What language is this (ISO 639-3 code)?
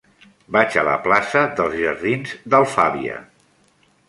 cat